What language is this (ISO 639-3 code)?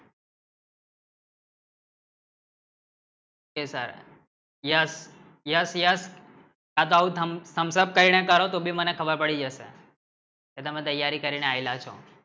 guj